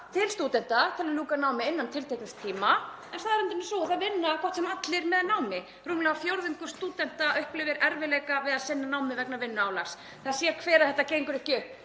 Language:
Icelandic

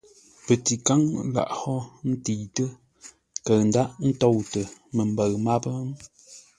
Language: Ngombale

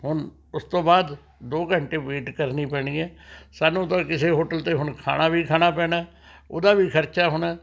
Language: Punjabi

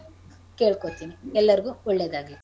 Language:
Kannada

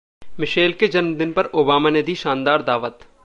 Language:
Hindi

